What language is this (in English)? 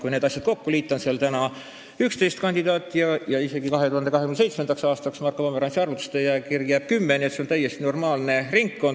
Estonian